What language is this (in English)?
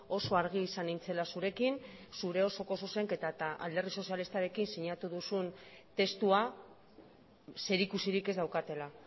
Basque